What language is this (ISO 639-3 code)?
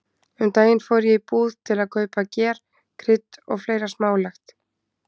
isl